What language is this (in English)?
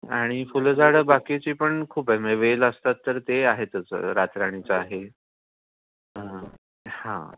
Marathi